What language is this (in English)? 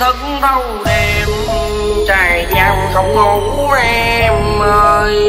Vietnamese